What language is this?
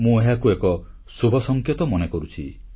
Odia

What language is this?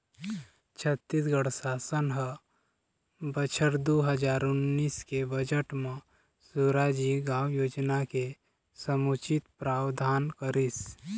Chhattisgarhi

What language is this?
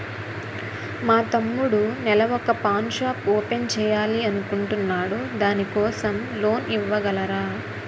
Telugu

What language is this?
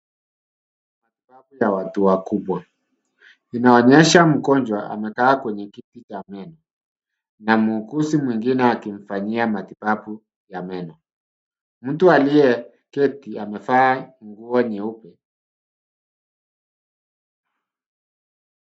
Swahili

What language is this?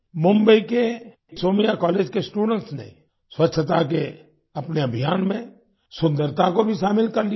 Hindi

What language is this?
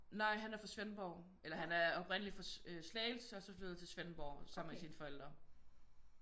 Danish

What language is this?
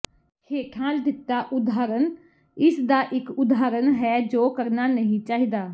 Punjabi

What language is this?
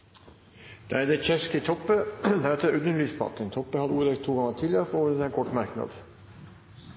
Norwegian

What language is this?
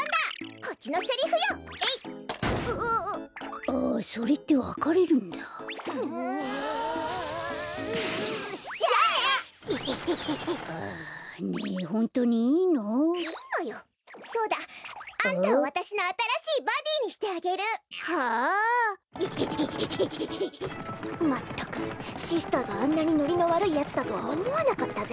Japanese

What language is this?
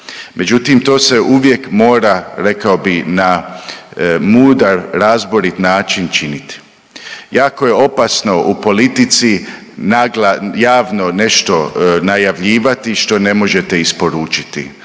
Croatian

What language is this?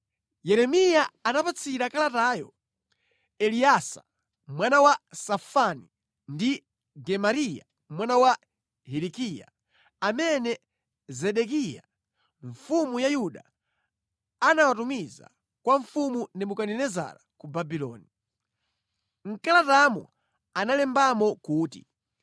Nyanja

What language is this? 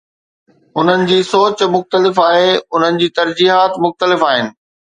Sindhi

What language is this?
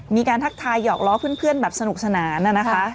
Thai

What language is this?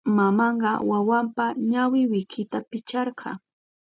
Southern Pastaza Quechua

